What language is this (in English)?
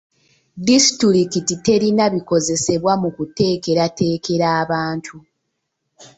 Ganda